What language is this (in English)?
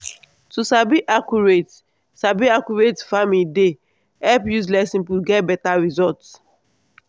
Nigerian Pidgin